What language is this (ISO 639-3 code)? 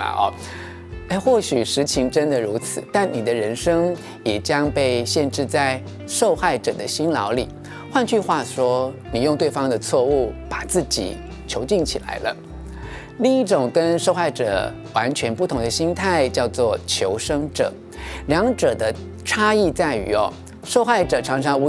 zho